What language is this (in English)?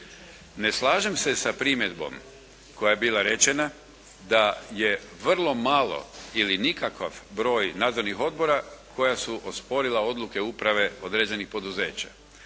Croatian